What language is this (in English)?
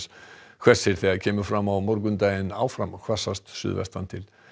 Icelandic